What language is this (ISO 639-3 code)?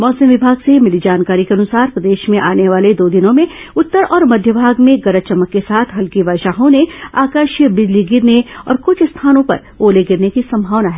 hin